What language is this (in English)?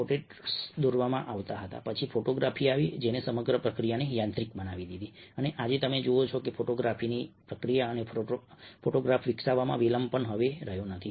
Gujarati